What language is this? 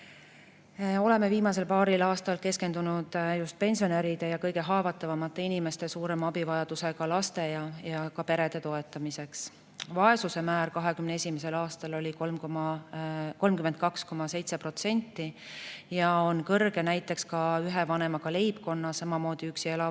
Estonian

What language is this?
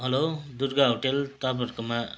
Nepali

